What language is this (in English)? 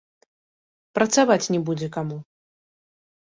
Belarusian